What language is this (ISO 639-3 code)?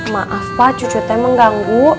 ind